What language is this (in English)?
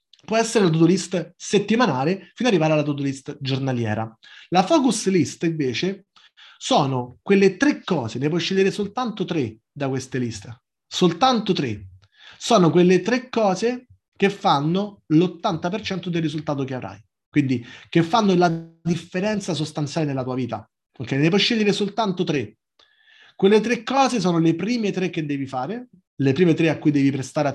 Italian